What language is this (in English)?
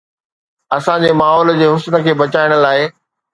Sindhi